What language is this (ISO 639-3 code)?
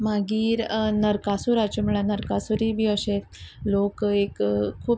kok